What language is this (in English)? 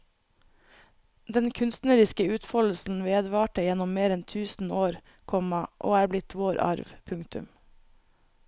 Norwegian